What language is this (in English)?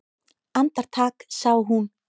Icelandic